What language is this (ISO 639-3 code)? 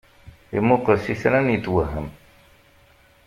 kab